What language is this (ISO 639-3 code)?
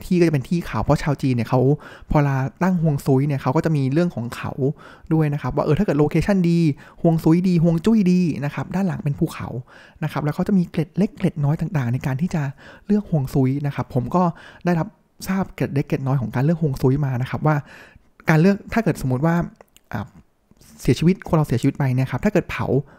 tha